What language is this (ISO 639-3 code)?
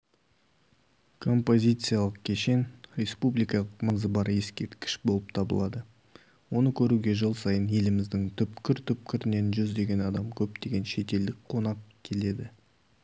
kaz